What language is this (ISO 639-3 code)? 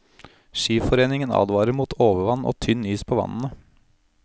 nor